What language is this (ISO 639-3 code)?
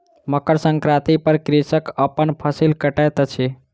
mai